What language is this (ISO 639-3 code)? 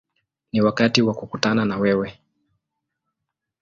swa